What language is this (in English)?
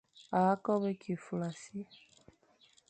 Fang